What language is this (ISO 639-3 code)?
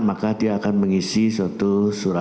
ind